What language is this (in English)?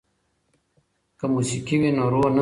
Pashto